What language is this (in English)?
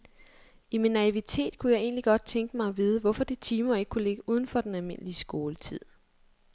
Danish